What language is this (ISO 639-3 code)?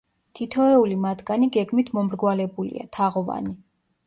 kat